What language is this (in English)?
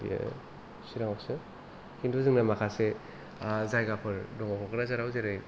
Bodo